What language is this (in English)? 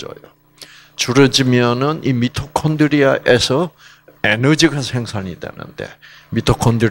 Korean